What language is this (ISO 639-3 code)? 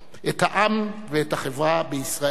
heb